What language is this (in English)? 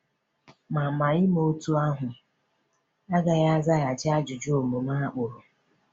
Igbo